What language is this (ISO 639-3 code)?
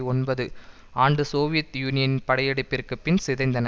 tam